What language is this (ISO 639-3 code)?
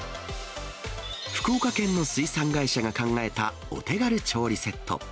jpn